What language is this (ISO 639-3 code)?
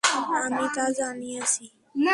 ben